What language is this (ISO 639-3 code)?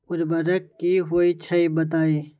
mag